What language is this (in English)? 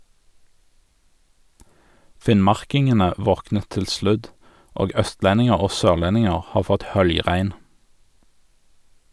Norwegian